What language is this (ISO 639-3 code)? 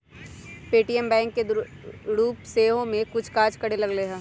mag